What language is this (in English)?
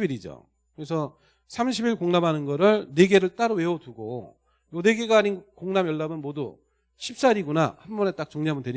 Korean